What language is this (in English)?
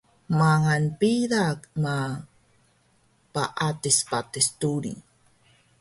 Taroko